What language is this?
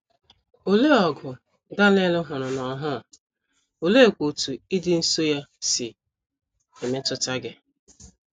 Igbo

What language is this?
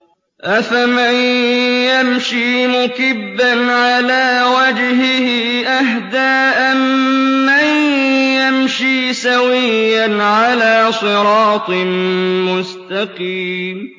Arabic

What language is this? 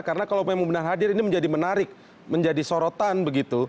Indonesian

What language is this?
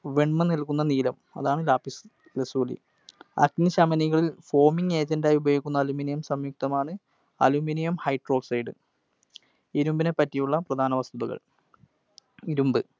Malayalam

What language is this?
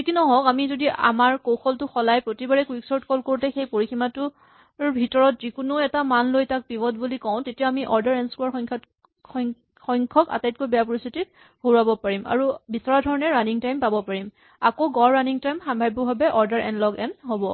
Assamese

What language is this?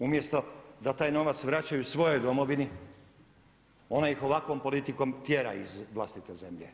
Croatian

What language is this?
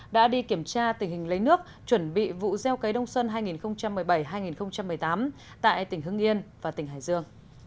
Vietnamese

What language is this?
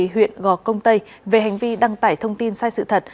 Vietnamese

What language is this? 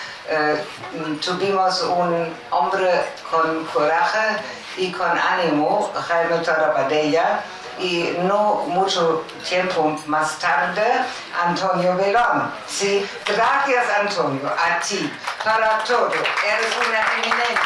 Spanish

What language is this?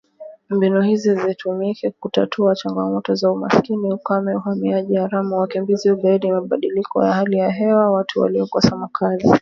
Swahili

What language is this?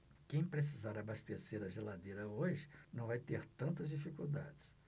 Portuguese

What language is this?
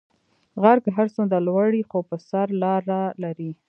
Pashto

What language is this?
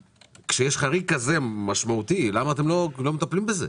Hebrew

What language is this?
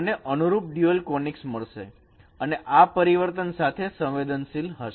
Gujarati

